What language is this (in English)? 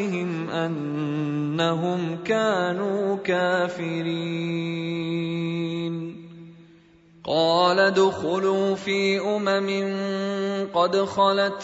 Arabic